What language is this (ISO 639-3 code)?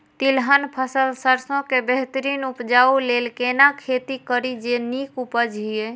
mai